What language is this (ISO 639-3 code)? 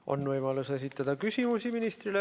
est